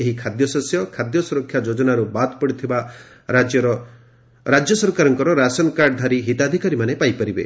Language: Odia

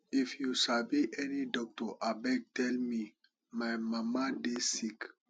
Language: Nigerian Pidgin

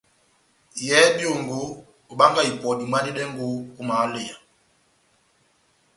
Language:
Batanga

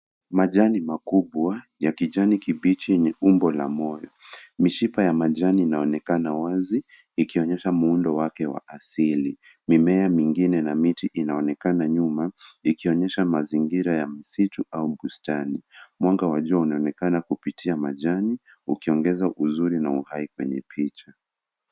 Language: Swahili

